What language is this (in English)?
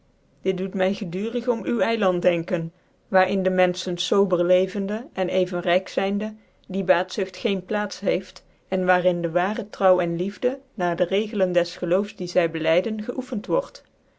Dutch